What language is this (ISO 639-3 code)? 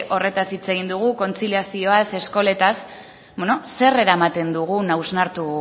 eus